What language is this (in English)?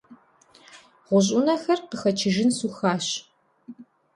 Kabardian